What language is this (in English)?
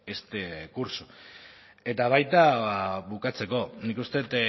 Basque